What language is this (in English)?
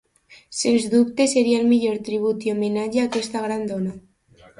Catalan